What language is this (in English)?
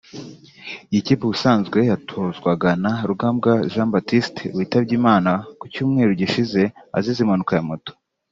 Kinyarwanda